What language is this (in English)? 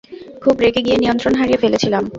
Bangla